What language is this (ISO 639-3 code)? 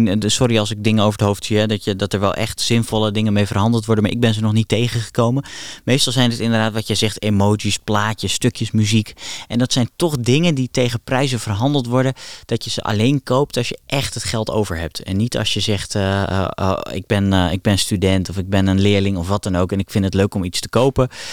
nld